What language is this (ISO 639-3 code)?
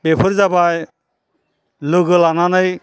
brx